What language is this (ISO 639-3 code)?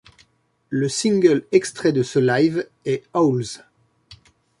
fra